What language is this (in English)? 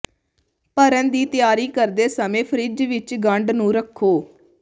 Punjabi